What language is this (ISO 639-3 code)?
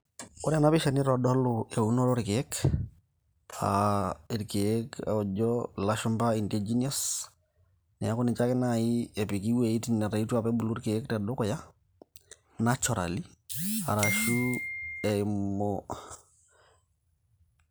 mas